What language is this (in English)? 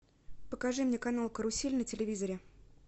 Russian